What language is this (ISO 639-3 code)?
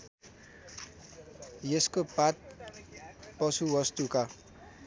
nep